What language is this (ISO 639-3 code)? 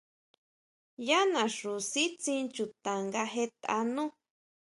mau